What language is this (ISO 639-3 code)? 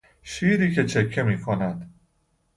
fas